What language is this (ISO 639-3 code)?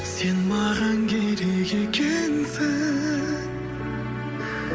kaz